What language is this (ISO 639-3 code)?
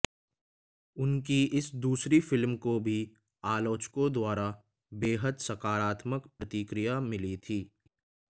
hin